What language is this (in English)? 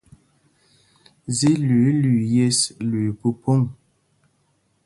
Mpumpong